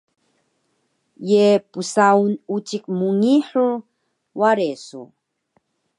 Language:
Taroko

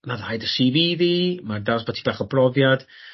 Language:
Welsh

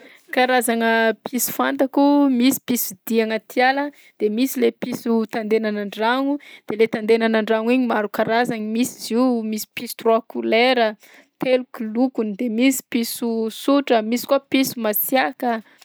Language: Southern Betsimisaraka Malagasy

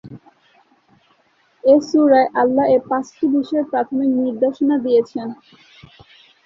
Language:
Bangla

